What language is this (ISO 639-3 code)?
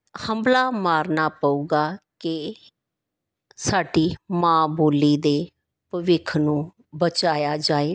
pan